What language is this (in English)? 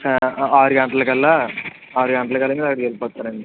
Telugu